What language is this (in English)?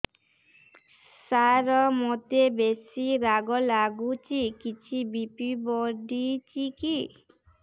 Odia